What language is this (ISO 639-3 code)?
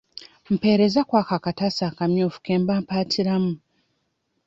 lug